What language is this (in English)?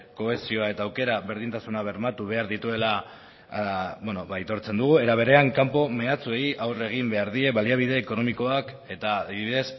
Basque